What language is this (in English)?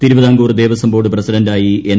Malayalam